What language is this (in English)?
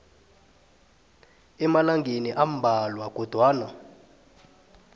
South Ndebele